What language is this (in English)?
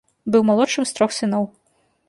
Belarusian